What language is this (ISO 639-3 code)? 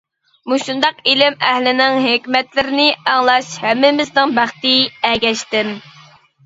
uig